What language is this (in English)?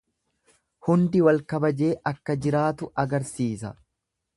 Oromo